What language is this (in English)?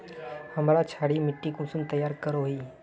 Magahi